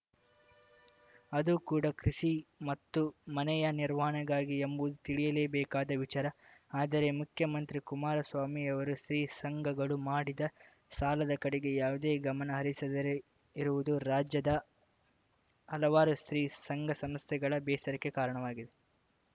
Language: Kannada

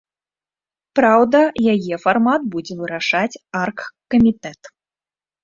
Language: Belarusian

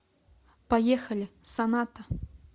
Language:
Russian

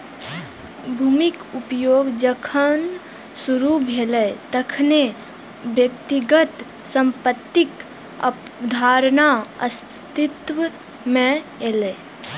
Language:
Maithili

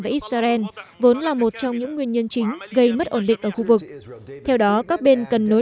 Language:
Vietnamese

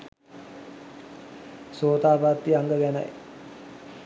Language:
Sinhala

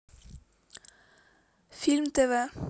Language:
Russian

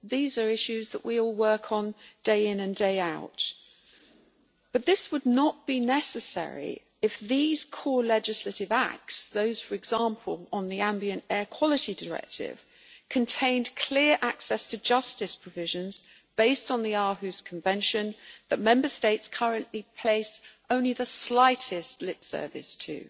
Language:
English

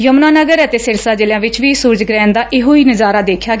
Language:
Punjabi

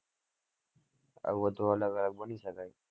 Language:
Gujarati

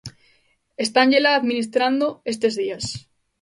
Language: Galician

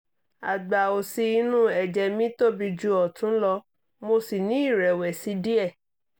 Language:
Yoruba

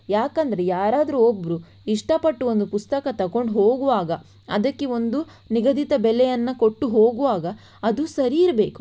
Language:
Kannada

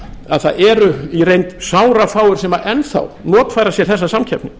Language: Icelandic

